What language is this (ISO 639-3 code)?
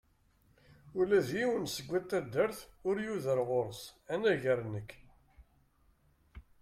kab